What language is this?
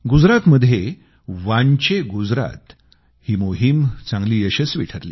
Marathi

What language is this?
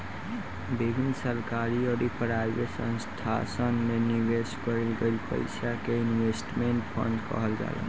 Bhojpuri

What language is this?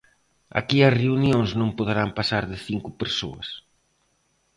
Galician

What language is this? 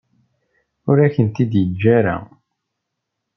Kabyle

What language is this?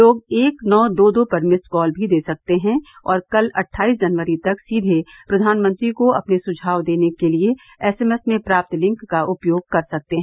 Hindi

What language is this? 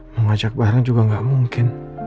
Indonesian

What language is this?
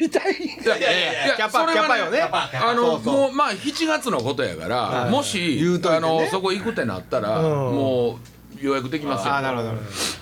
Japanese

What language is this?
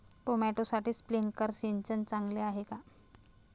Marathi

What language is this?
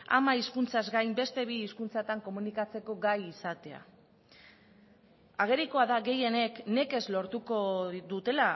Basque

